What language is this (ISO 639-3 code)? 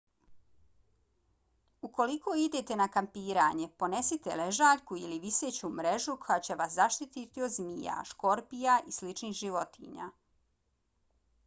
bos